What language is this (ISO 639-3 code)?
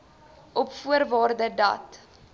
afr